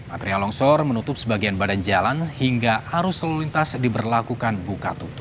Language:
Indonesian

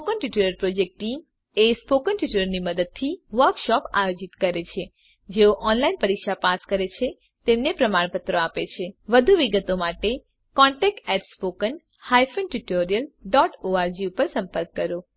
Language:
Gujarati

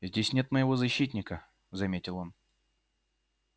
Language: Russian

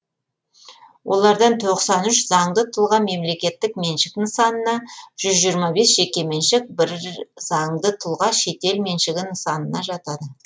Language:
Kazakh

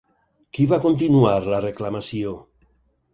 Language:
Catalan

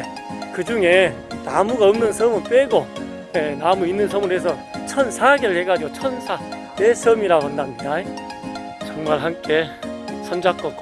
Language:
Korean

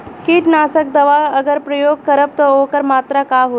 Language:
Bhojpuri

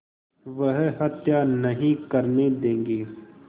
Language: Hindi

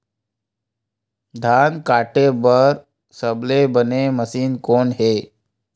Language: Chhattisgarhi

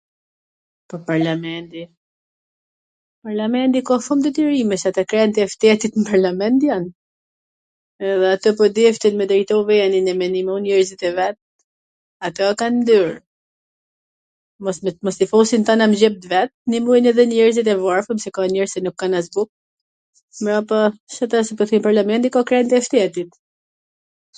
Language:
Gheg Albanian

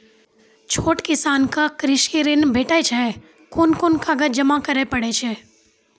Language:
Maithili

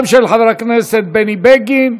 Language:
Hebrew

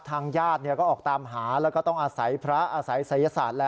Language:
Thai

